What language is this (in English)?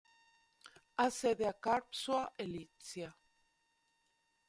Italian